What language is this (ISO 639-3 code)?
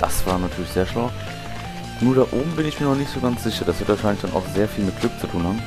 deu